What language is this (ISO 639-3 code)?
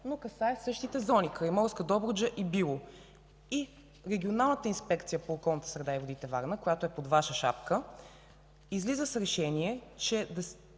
bul